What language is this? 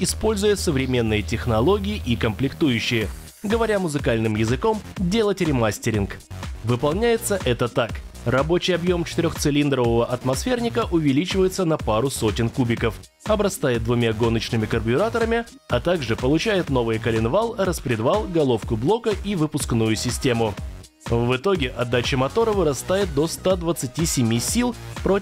Russian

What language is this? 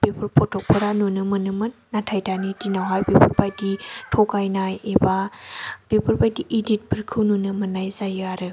Bodo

